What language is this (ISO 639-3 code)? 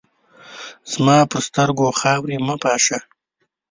pus